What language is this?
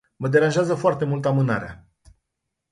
Romanian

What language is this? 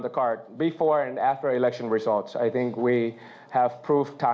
Thai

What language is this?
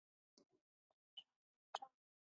Chinese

